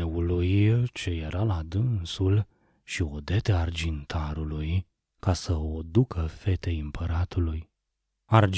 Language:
Romanian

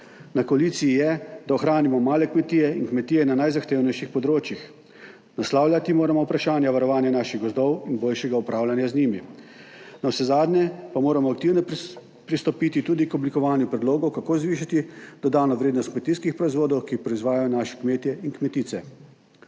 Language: Slovenian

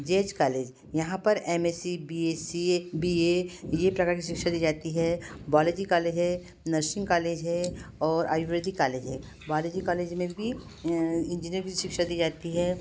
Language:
Hindi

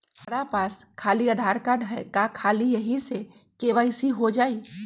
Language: Magahi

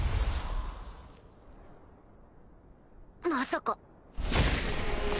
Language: Japanese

